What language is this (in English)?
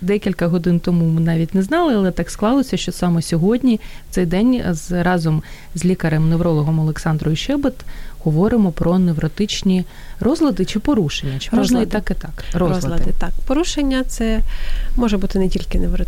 Ukrainian